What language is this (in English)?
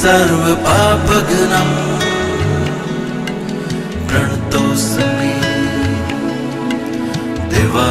Romanian